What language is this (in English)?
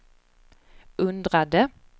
Swedish